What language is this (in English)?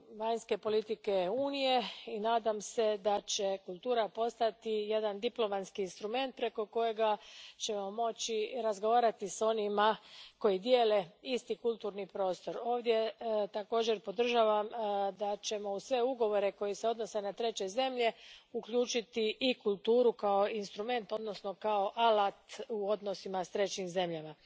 Croatian